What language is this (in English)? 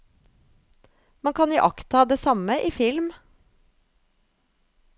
Norwegian